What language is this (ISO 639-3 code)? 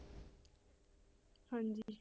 pan